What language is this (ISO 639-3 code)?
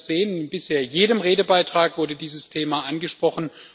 deu